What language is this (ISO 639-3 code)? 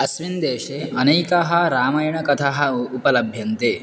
san